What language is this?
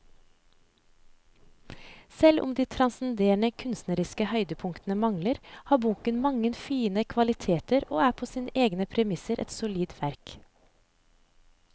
Norwegian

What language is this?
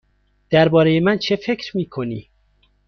Persian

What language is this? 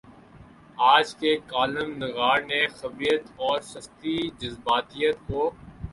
Urdu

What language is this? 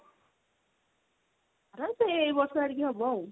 Odia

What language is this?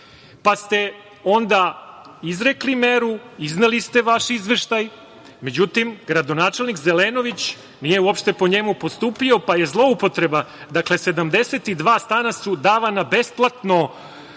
Serbian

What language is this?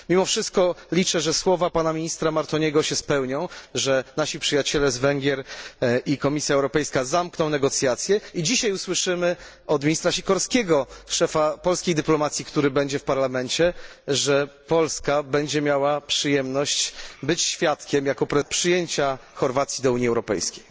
Polish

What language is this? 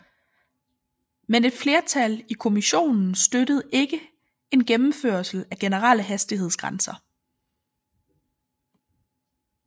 Danish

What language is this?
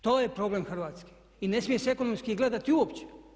Croatian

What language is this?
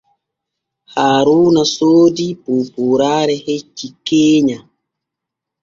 Borgu Fulfulde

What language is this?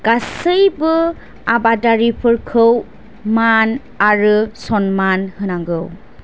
Bodo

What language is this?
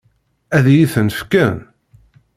Kabyle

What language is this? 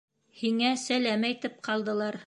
Bashkir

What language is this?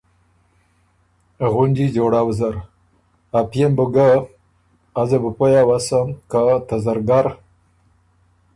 Ormuri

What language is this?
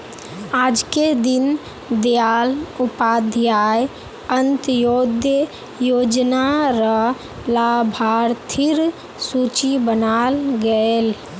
Magahi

